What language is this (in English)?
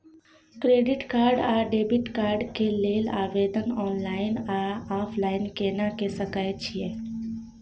Maithili